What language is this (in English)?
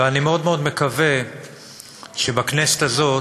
Hebrew